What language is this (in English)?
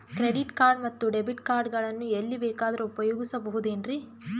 Kannada